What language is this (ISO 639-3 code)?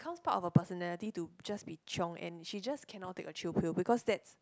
eng